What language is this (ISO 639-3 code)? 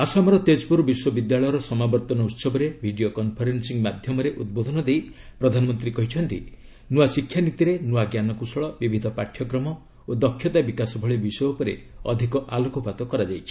ori